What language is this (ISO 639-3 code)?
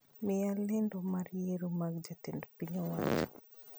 luo